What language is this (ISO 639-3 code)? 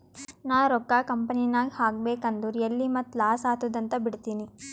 kan